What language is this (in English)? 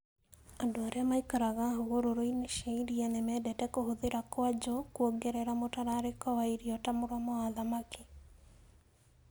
Kikuyu